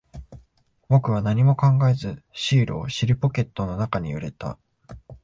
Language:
Japanese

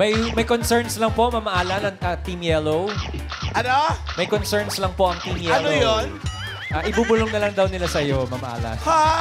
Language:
Filipino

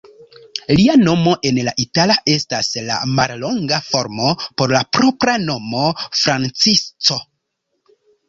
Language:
Esperanto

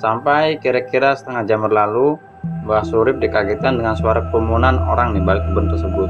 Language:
Indonesian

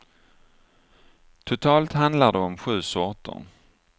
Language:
Swedish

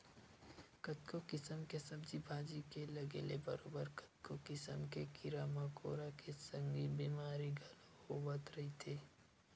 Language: Chhattisgarhi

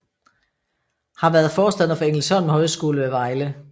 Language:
Danish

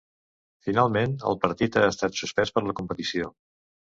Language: Catalan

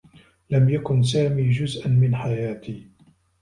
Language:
Arabic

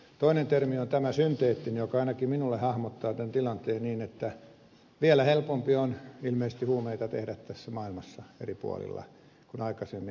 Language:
Finnish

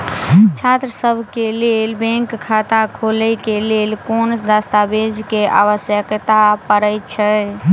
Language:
Maithili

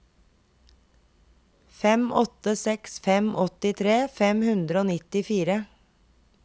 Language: Norwegian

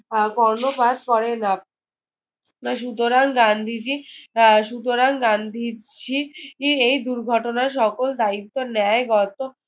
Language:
Bangla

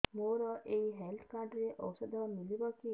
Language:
Odia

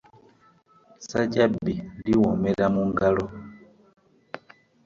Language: Ganda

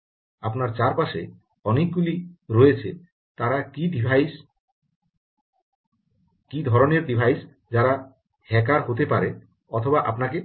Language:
Bangla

